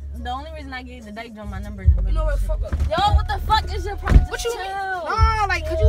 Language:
English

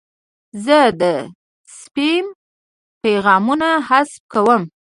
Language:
Pashto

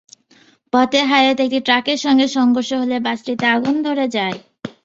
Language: Bangla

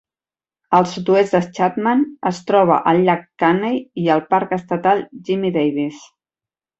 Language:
Catalan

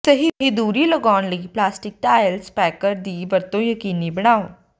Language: Punjabi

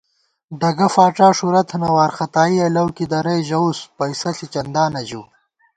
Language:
Gawar-Bati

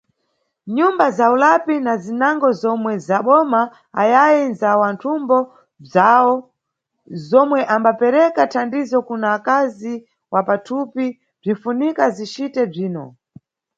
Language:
Nyungwe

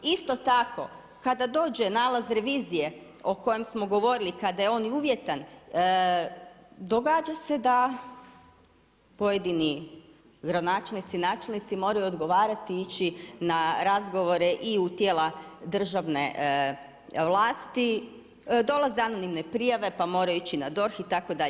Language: Croatian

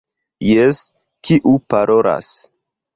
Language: Esperanto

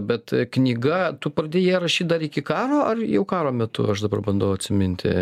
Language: Lithuanian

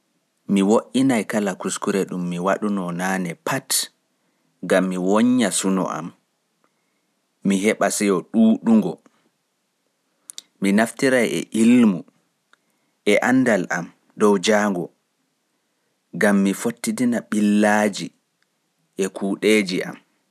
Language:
Fula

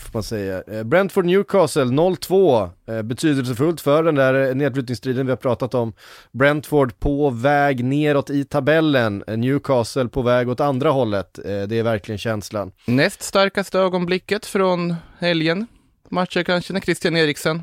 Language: Swedish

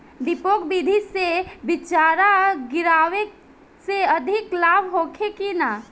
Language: Bhojpuri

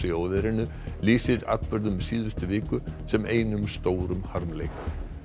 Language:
Icelandic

